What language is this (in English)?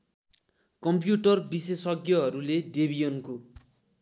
Nepali